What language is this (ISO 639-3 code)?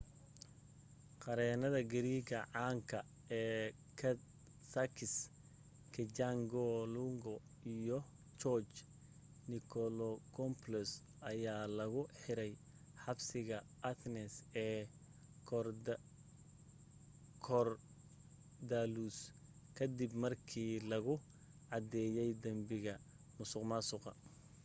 som